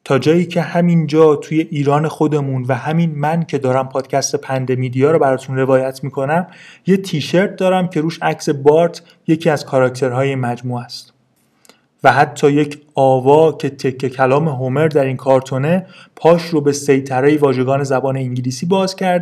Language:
Persian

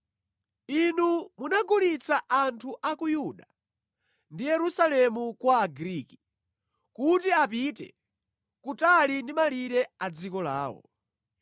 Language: Nyanja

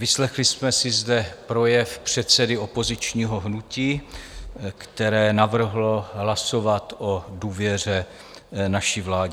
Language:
Czech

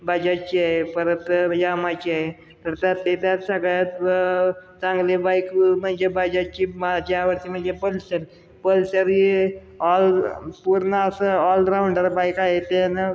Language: Marathi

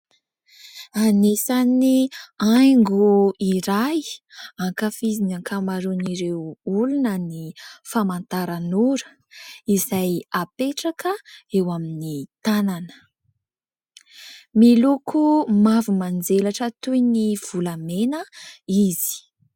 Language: Malagasy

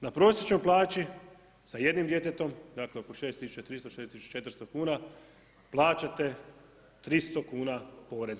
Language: Croatian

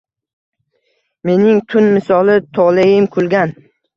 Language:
Uzbek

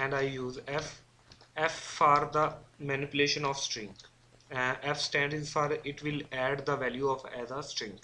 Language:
English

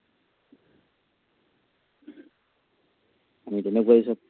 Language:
Assamese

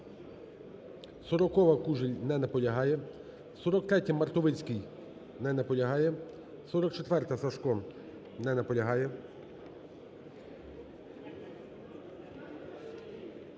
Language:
Ukrainian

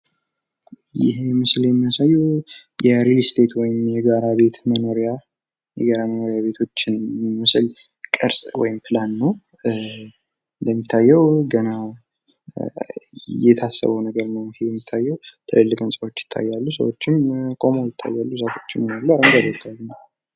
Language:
Amharic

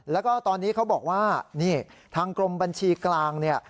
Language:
Thai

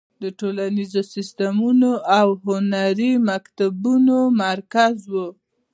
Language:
Pashto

